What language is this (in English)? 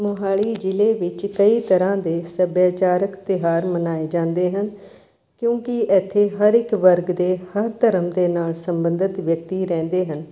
Punjabi